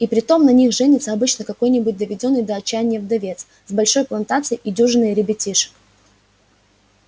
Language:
Russian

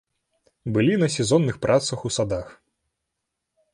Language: Belarusian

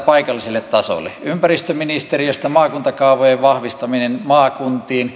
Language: Finnish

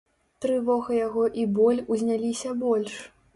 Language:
Belarusian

